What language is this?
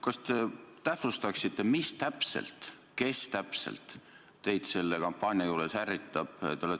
Estonian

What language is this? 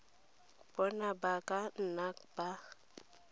Tswana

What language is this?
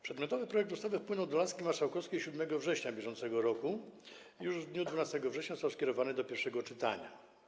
Polish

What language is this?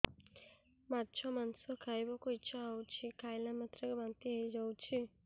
Odia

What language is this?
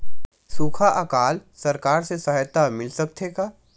Chhattisgarhi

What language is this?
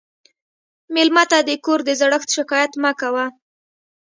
Pashto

